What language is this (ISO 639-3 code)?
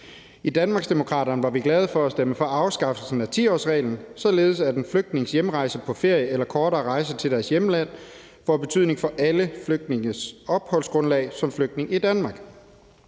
dan